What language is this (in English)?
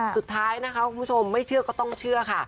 Thai